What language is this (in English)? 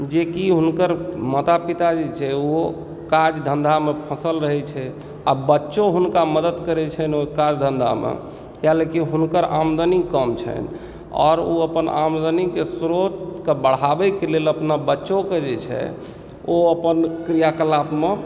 Maithili